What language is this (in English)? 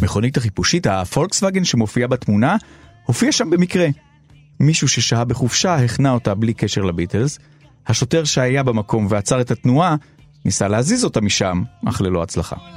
Hebrew